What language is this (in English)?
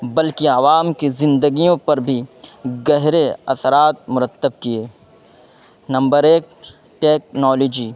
Urdu